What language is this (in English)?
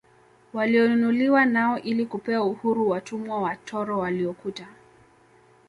Swahili